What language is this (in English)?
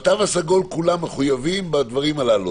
Hebrew